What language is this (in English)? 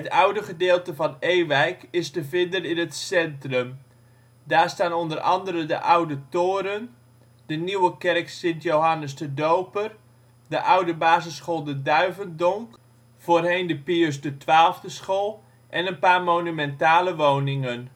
Dutch